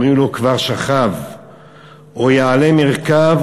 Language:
Hebrew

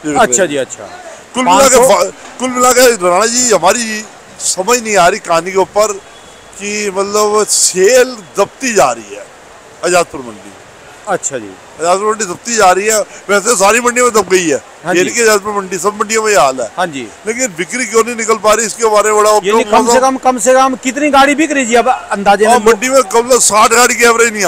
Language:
Hindi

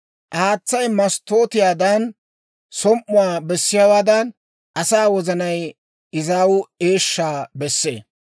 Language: Dawro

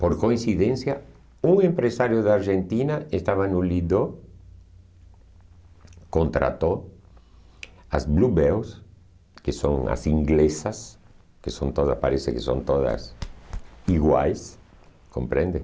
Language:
Portuguese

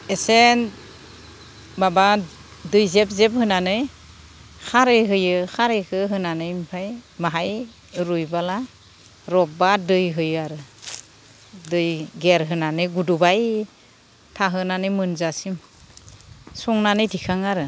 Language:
Bodo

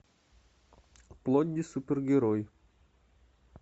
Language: Russian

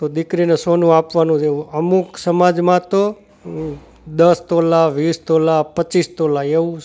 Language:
Gujarati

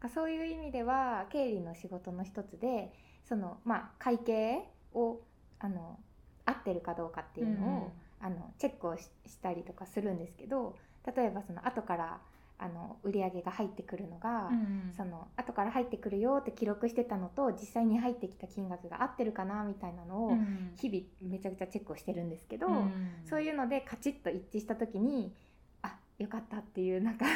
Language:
Japanese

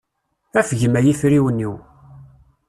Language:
Kabyle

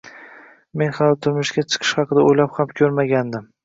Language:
Uzbek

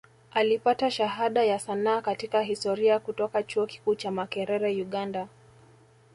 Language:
Swahili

